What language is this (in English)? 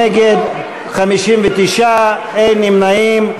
Hebrew